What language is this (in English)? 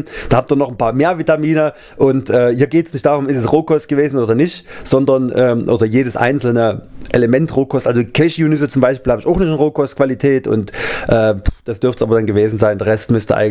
German